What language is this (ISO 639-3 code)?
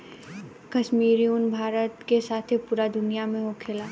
bho